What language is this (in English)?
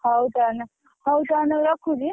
Odia